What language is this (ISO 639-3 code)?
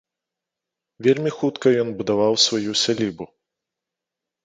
bel